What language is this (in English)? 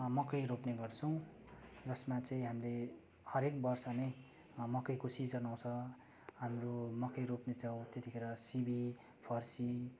Nepali